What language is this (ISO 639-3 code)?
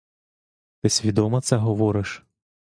ukr